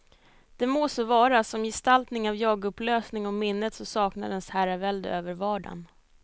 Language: Swedish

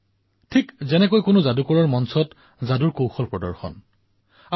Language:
Assamese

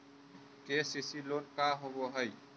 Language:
Magahi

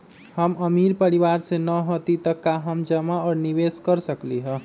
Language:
Magahi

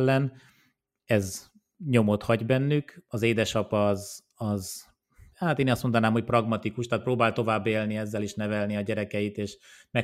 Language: Hungarian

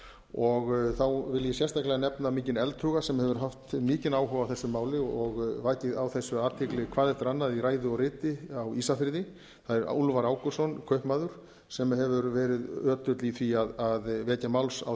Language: Icelandic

